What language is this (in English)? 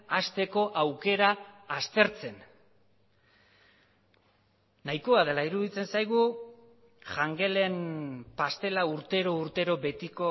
Basque